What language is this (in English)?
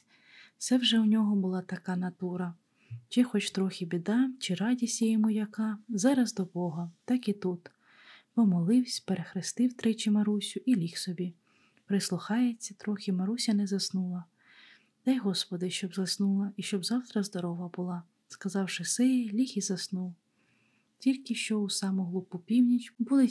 Ukrainian